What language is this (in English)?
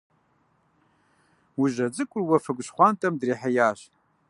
Kabardian